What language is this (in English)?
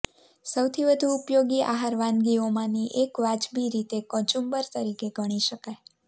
Gujarati